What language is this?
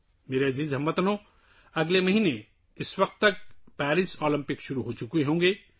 Urdu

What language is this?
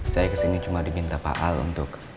Indonesian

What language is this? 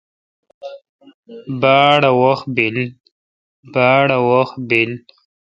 Kalkoti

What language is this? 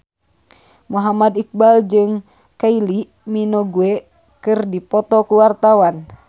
Sundanese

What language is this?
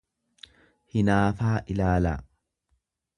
Oromo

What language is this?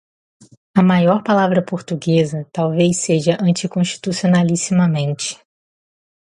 Portuguese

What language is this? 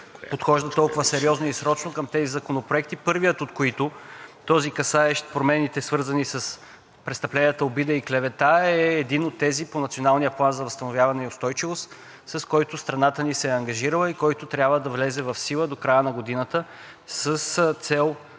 Bulgarian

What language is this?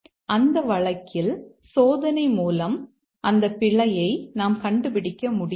Tamil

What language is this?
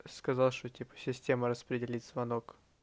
Russian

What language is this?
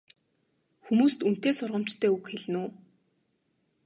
Mongolian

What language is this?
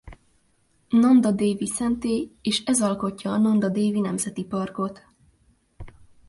Hungarian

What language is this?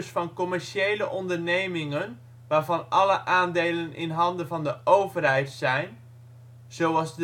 Dutch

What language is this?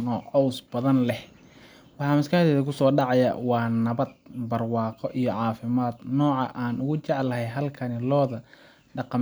Somali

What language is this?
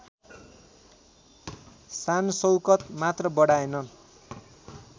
Nepali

